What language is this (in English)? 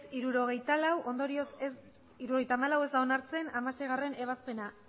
Basque